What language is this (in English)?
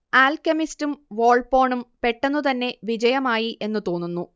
Malayalam